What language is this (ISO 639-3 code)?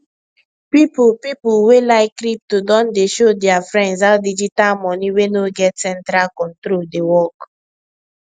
pcm